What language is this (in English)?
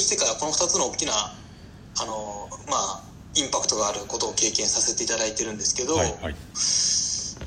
Japanese